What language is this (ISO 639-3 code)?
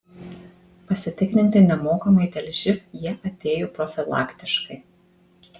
lit